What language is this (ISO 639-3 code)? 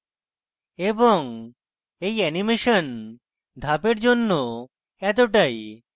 ben